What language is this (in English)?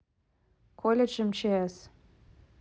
Russian